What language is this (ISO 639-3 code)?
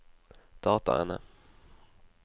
nor